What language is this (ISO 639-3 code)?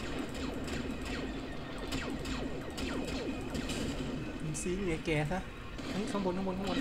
tha